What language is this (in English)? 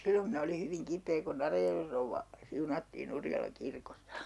Finnish